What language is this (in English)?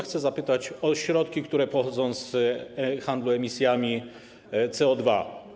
Polish